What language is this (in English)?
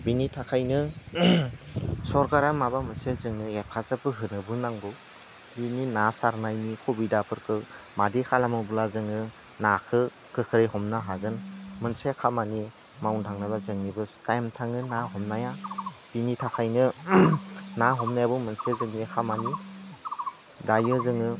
Bodo